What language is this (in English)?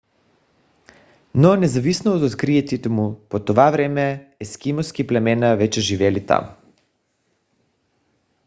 Bulgarian